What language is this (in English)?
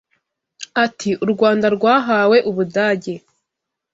Kinyarwanda